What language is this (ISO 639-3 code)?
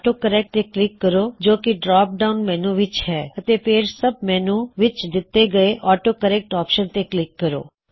pan